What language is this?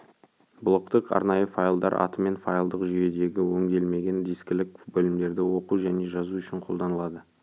Kazakh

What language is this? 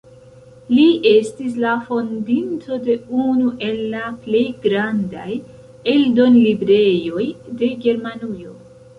Esperanto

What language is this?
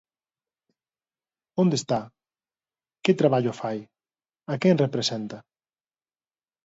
Galician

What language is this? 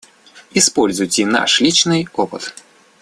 Russian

